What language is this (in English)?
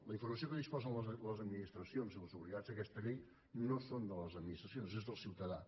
Catalan